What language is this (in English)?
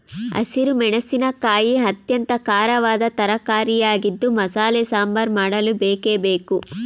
Kannada